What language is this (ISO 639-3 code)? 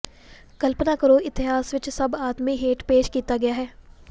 pan